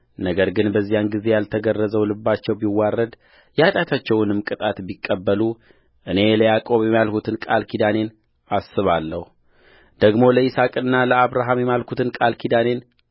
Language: Amharic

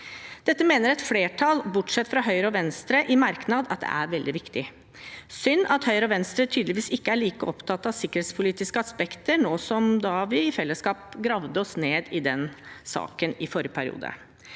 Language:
Norwegian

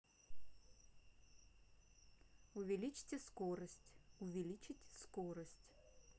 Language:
Russian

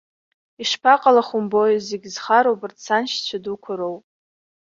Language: Abkhazian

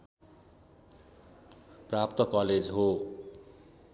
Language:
Nepali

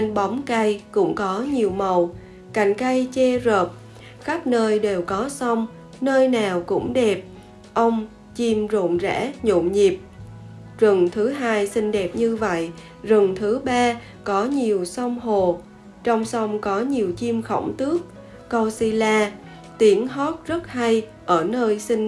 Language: Vietnamese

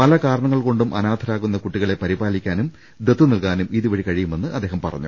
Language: Malayalam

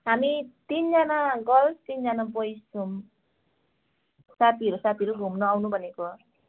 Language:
Nepali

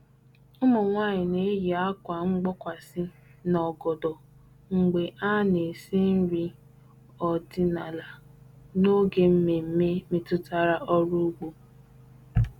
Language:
Igbo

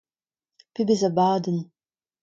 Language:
Breton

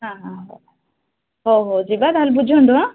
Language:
Odia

